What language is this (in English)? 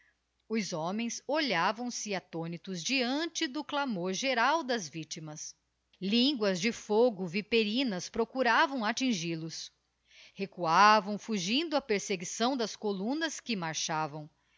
Portuguese